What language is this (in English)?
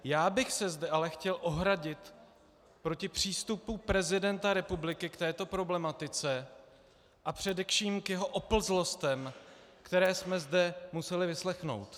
Czech